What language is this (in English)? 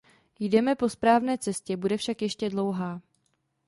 Czech